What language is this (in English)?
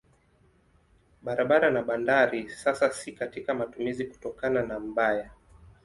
Swahili